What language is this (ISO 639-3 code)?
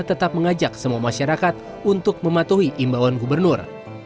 ind